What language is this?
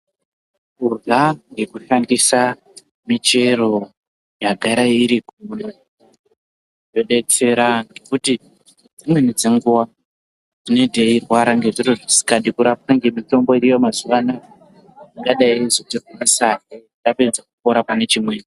Ndau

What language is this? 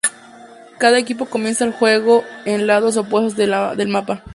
Spanish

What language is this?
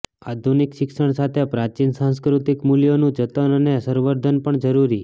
Gujarati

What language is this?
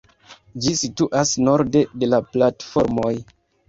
Esperanto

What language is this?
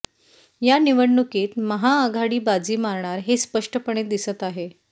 Marathi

